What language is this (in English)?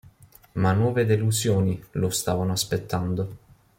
Italian